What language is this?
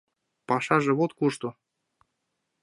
Mari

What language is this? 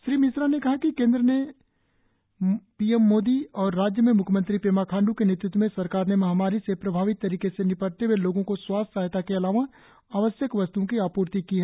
Hindi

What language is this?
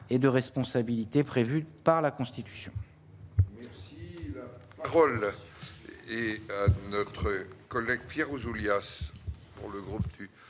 French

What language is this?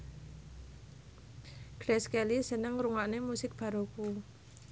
Javanese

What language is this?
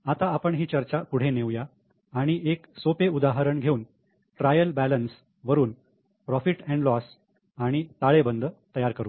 Marathi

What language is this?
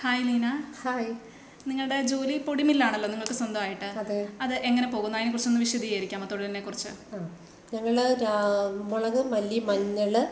Malayalam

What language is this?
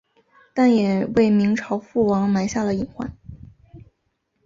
Chinese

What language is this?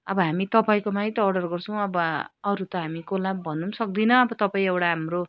Nepali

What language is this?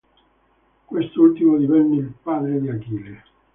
Italian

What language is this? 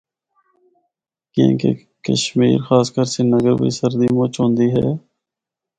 Northern Hindko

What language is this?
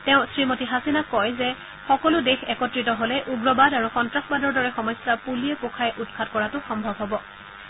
Assamese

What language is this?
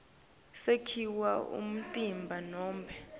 Swati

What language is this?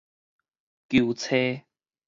Min Nan Chinese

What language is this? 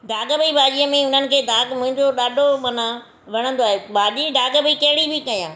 Sindhi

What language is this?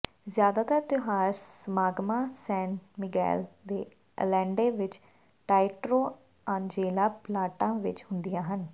Punjabi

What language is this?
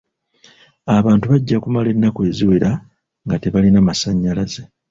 Ganda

